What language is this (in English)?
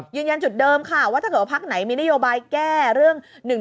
Thai